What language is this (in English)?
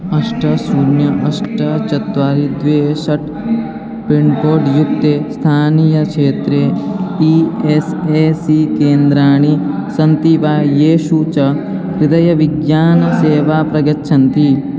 Sanskrit